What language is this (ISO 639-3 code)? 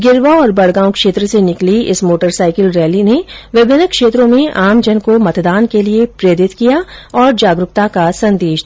hin